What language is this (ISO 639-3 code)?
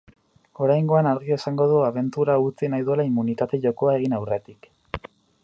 eus